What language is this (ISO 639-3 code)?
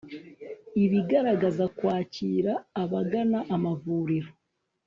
kin